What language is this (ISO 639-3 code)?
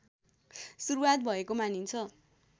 nep